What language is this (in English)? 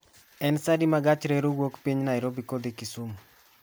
Luo (Kenya and Tanzania)